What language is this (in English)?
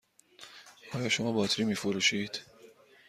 Persian